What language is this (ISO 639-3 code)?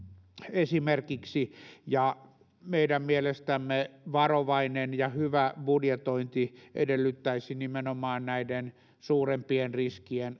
fin